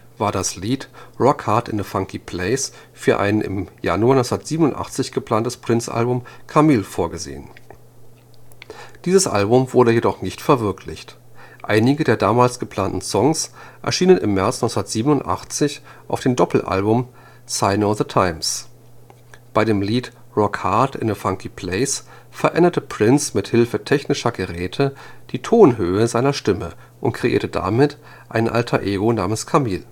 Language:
German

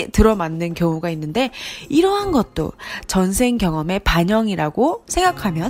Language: Korean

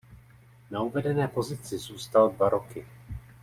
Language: Czech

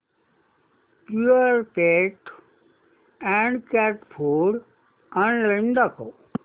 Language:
Marathi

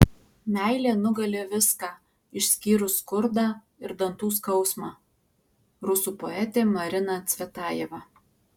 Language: Lithuanian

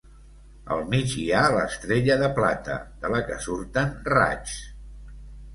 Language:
Catalan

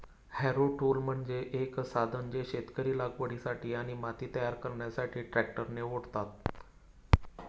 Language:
Marathi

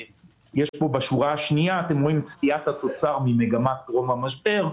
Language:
Hebrew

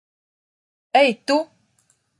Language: Latvian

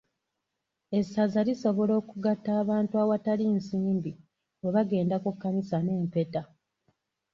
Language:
Ganda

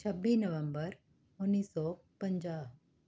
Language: Punjabi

